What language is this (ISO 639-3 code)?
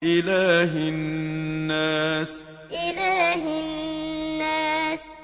ara